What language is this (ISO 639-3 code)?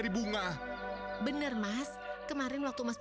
ind